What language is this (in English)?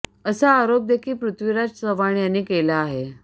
Marathi